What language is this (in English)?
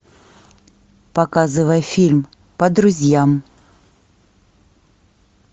Russian